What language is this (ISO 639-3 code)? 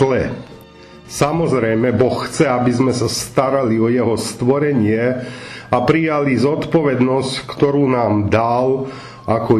slk